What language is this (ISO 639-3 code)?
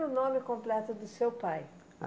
por